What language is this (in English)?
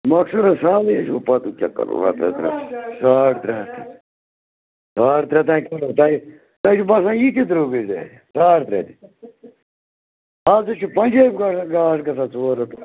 Kashmiri